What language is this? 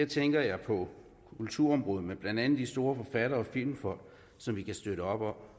Danish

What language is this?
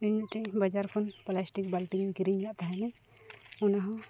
Santali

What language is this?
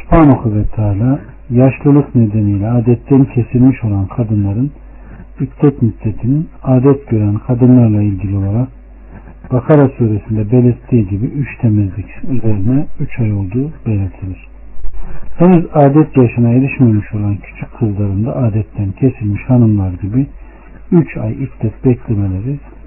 Turkish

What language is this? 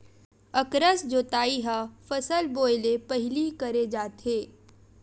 Chhattisgarhi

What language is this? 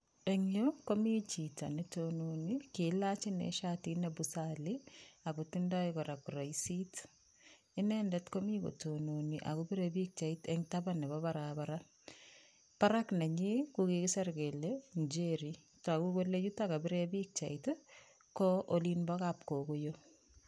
Kalenjin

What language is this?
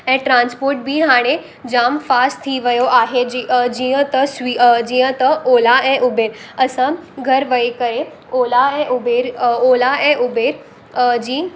Sindhi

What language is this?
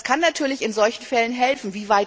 German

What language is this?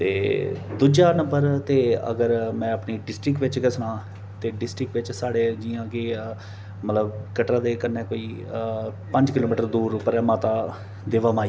Dogri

